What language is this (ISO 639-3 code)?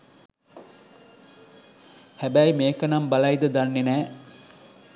sin